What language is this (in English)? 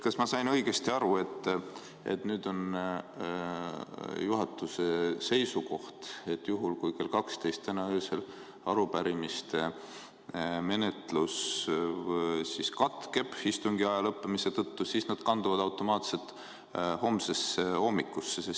Estonian